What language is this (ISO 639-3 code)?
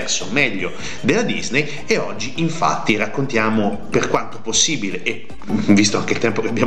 ita